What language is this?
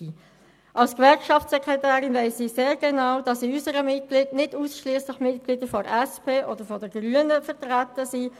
Swiss German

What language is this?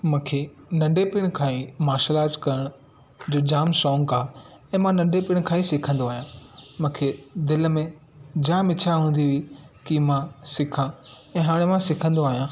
Sindhi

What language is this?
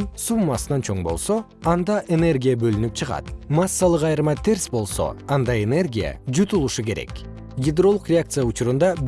Kyrgyz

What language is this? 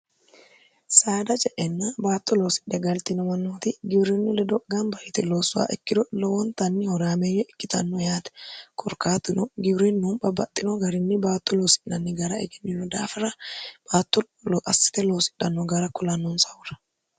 Sidamo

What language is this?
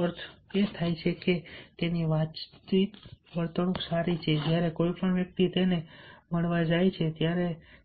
Gujarati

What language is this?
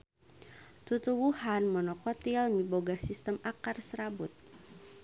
Sundanese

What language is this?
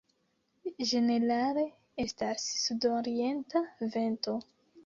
Esperanto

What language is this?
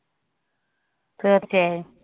Malayalam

